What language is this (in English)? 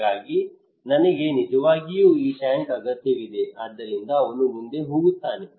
Kannada